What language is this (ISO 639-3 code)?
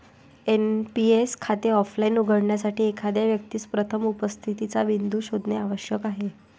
mar